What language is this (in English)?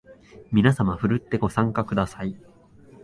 Japanese